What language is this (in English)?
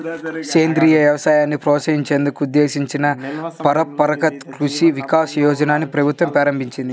Telugu